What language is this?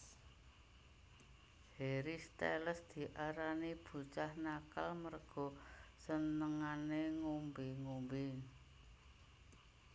Javanese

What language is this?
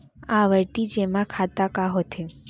Chhattisgarhi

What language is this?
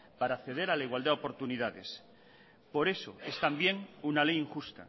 Spanish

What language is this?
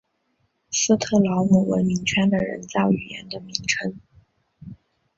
Chinese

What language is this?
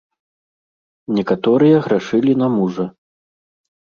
Belarusian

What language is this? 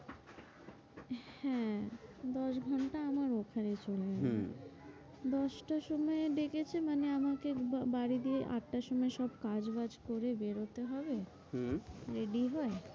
Bangla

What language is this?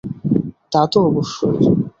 Bangla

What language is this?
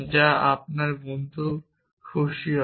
Bangla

